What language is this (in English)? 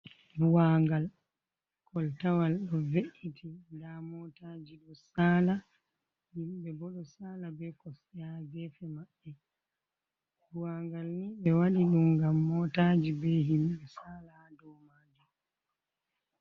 Fula